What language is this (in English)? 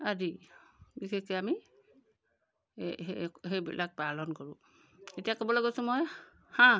Assamese